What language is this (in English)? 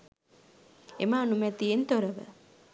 Sinhala